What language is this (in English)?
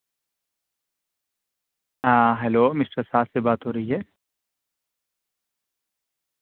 Urdu